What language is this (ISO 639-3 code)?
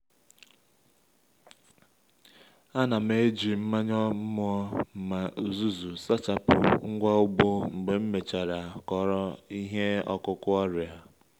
ibo